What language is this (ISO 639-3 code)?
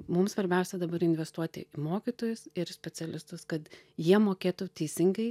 lit